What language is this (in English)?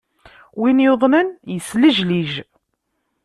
Kabyle